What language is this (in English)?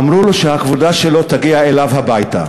Hebrew